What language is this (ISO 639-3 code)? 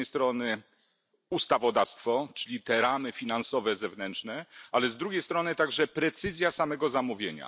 pol